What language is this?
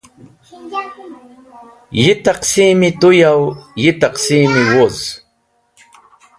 Wakhi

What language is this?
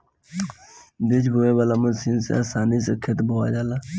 Bhojpuri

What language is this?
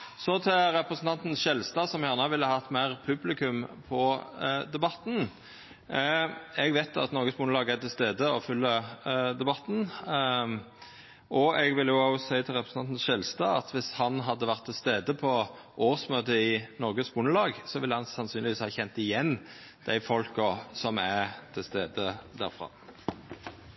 Norwegian Nynorsk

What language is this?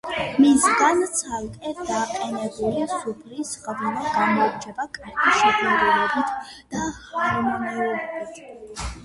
Georgian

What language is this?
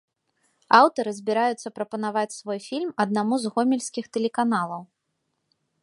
Belarusian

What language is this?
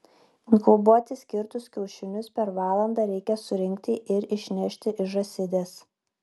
Lithuanian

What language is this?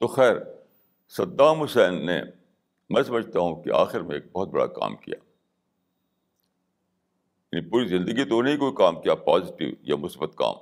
Urdu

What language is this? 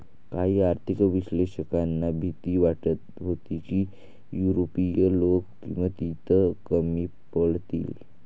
Marathi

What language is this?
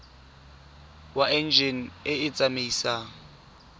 Tswana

